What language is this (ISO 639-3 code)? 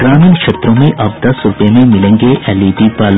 hin